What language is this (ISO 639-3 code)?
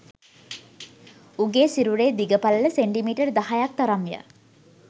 sin